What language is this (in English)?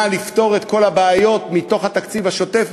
Hebrew